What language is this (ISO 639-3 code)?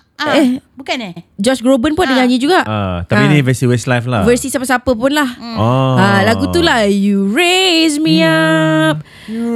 msa